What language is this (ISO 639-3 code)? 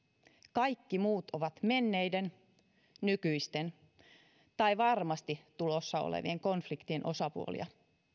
fin